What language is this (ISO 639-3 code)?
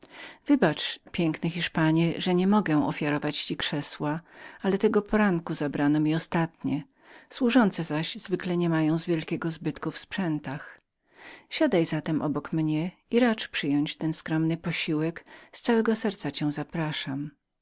pol